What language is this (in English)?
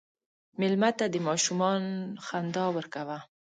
Pashto